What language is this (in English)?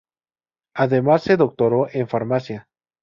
Spanish